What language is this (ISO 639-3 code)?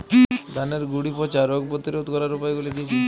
ben